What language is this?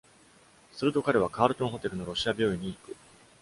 Japanese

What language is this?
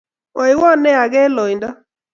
Kalenjin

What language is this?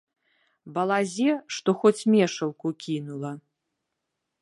Belarusian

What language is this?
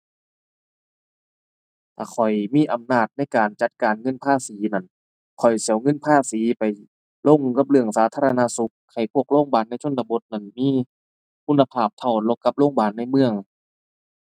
Thai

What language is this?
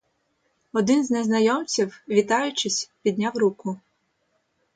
Ukrainian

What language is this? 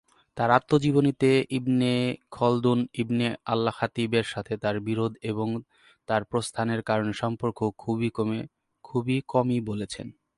Bangla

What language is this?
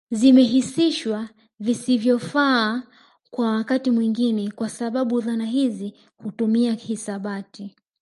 Swahili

